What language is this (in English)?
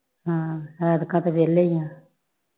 Punjabi